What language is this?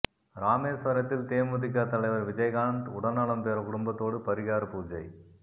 Tamil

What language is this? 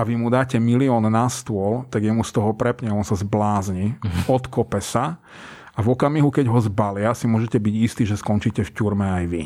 Slovak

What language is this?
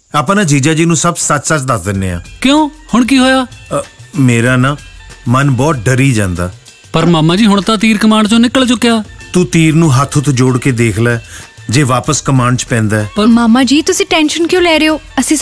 Punjabi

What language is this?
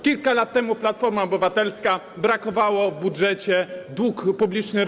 Polish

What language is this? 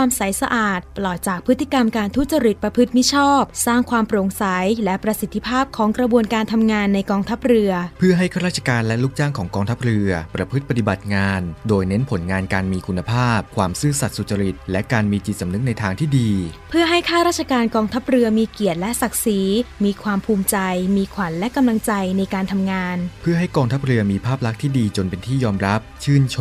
Thai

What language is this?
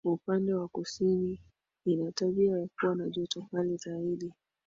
Swahili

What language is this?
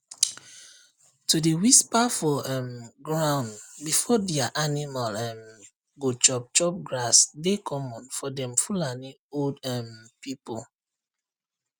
Nigerian Pidgin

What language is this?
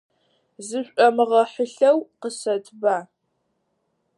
Adyghe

